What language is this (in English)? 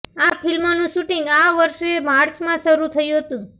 Gujarati